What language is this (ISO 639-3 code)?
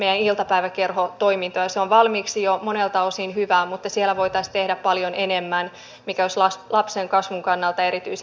fin